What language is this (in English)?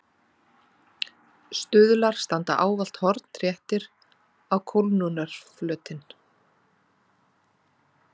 Icelandic